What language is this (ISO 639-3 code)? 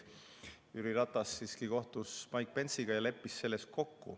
est